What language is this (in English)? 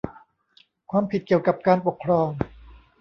Thai